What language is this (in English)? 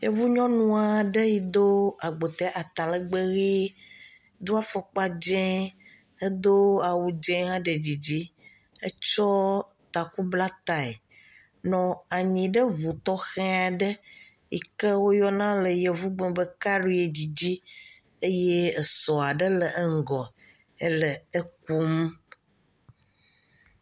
Ewe